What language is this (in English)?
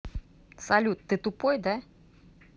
Russian